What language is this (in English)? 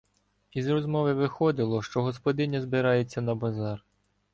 Ukrainian